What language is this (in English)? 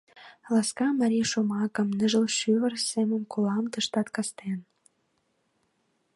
Mari